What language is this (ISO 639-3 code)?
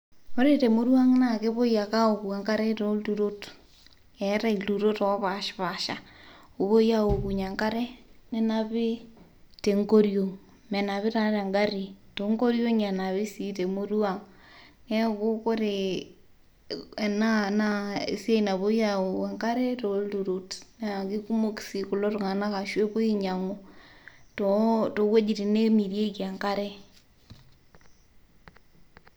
mas